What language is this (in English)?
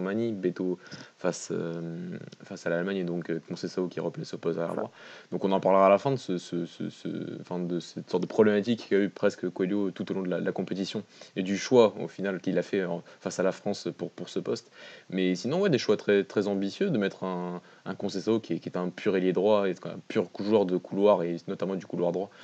French